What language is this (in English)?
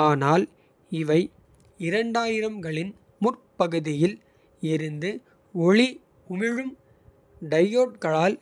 Kota (India)